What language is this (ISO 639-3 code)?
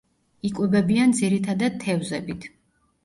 kat